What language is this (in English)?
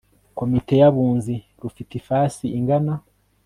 Kinyarwanda